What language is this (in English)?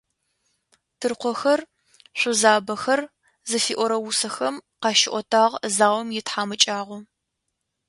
Adyghe